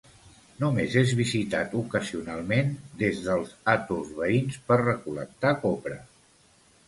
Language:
Catalan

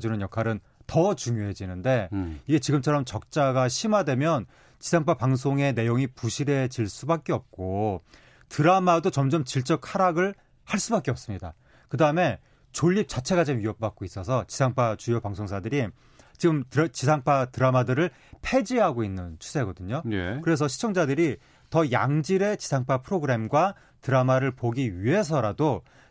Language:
Korean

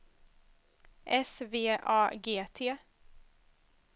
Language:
Swedish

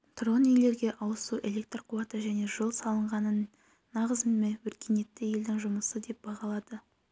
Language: Kazakh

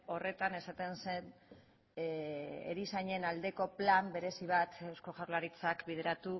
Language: Basque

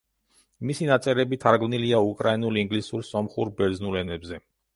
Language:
Georgian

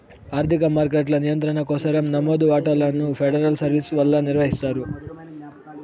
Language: Telugu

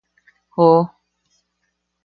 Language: Yaqui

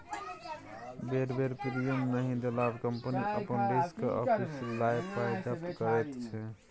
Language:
Maithili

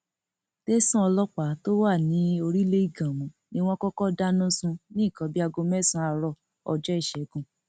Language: Yoruba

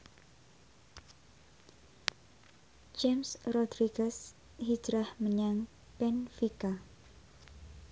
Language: Javanese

